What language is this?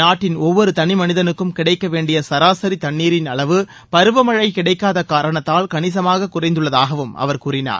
Tamil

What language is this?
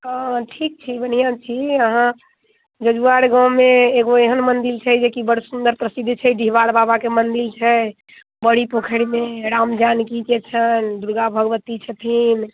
Maithili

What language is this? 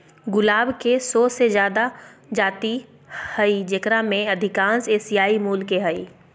Magahi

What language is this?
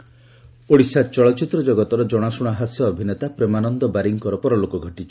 Odia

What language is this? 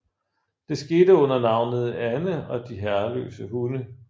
Danish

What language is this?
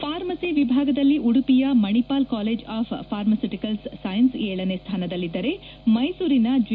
Kannada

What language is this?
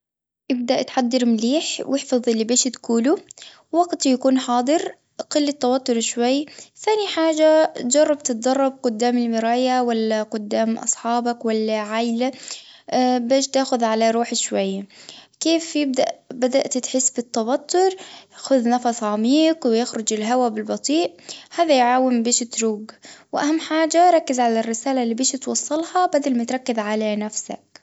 Tunisian Arabic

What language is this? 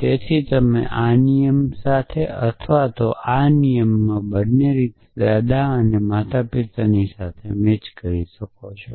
Gujarati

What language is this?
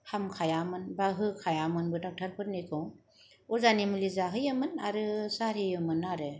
Bodo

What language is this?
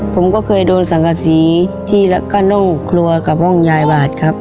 Thai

